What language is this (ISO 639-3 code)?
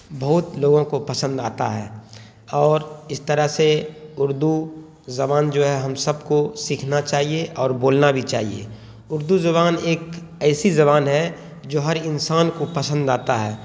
urd